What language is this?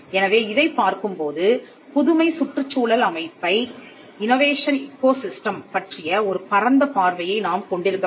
Tamil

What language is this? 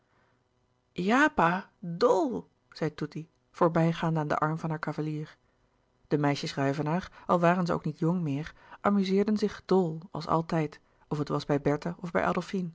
Dutch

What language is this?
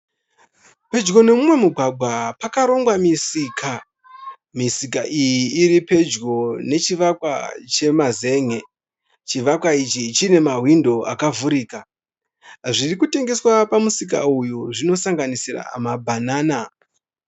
Shona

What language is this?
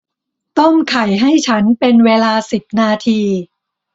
Thai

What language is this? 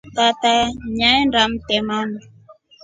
Rombo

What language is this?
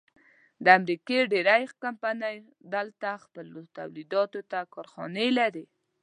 Pashto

